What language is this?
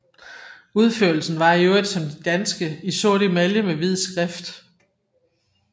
Danish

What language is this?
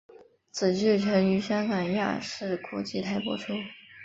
Chinese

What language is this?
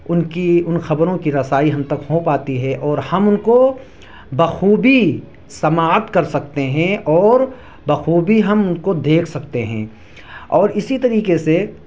Urdu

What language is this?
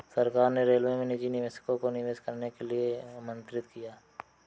Hindi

